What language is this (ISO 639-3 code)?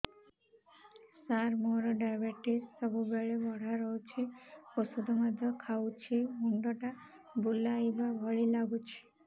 ori